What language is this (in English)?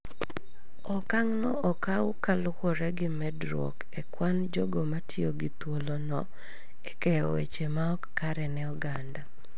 Luo (Kenya and Tanzania)